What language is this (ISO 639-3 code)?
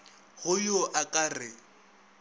nso